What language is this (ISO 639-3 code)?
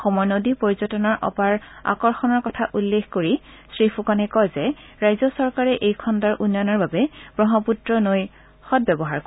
asm